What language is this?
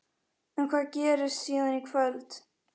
Icelandic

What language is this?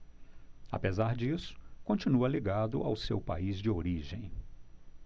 Portuguese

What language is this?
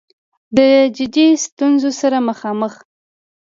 Pashto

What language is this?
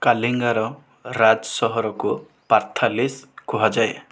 Odia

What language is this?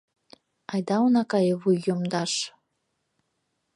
Mari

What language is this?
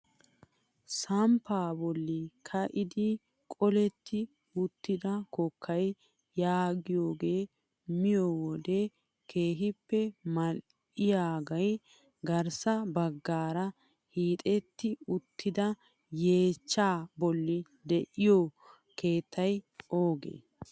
Wolaytta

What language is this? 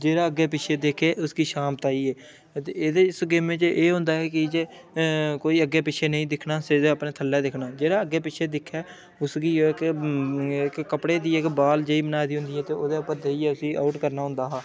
Dogri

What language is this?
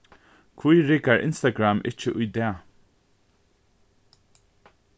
Faroese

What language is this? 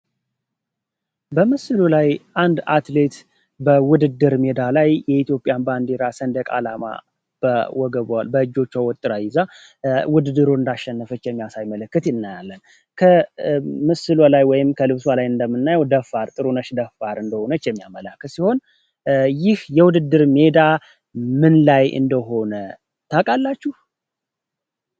Amharic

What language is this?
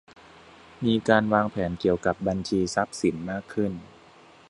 Thai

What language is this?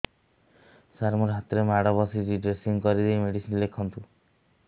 Odia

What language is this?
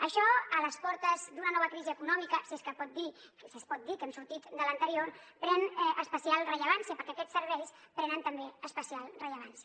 Catalan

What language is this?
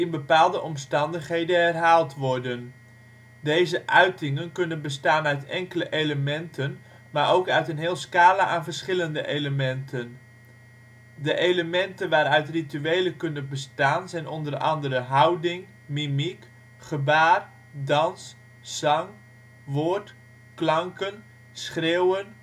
Dutch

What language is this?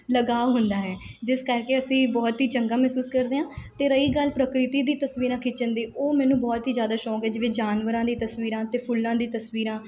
Punjabi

